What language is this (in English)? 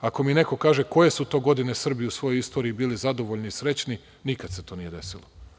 Serbian